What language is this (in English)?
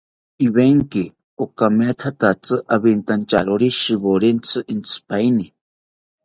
South Ucayali Ashéninka